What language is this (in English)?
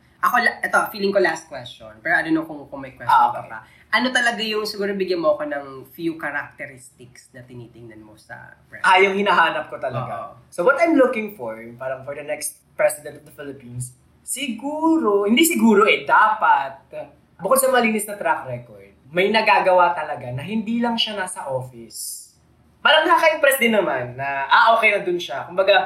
Filipino